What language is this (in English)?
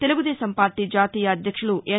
Telugu